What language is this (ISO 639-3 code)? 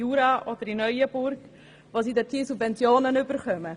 gsw